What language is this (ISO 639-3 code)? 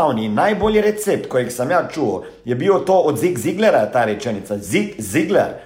hrv